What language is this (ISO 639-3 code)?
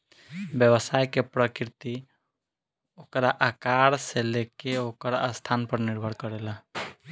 bho